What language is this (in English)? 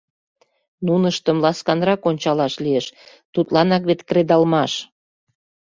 Mari